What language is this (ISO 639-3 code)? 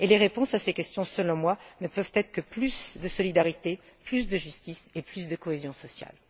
fra